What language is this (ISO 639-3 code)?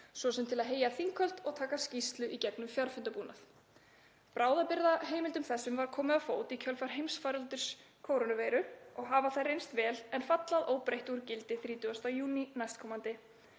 isl